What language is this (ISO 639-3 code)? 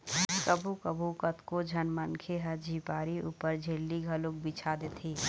hne